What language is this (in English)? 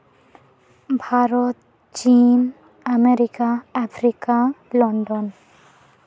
Santali